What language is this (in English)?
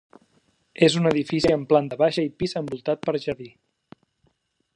Catalan